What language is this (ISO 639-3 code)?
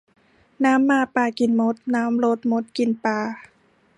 tha